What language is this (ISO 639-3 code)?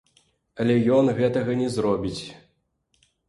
bel